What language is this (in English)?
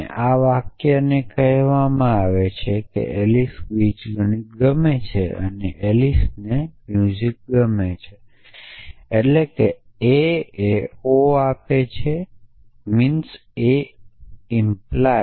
Gujarati